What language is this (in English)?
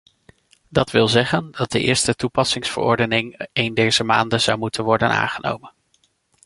Dutch